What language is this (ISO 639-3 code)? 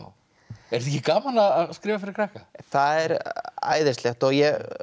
isl